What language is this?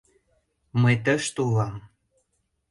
Mari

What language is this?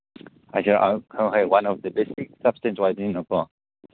Manipuri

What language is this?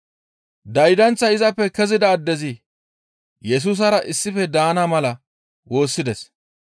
Gamo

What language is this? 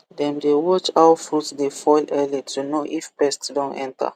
Nigerian Pidgin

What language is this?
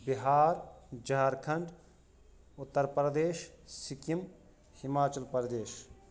Kashmiri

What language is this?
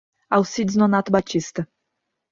Portuguese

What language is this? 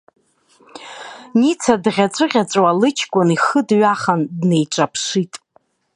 Abkhazian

